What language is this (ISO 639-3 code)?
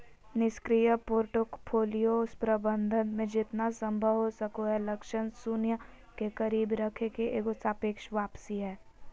mag